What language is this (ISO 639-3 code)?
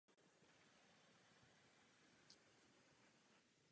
ces